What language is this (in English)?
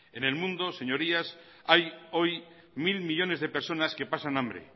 Spanish